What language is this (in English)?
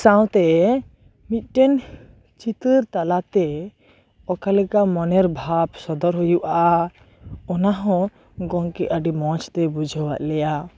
Santali